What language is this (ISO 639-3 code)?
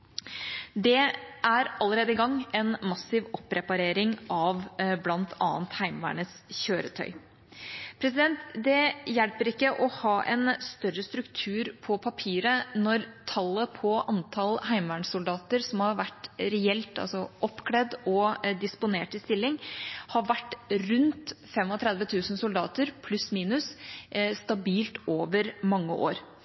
nob